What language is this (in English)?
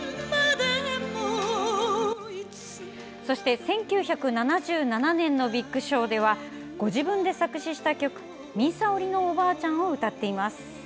Japanese